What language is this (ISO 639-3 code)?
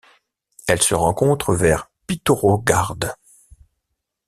fra